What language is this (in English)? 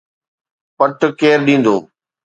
Sindhi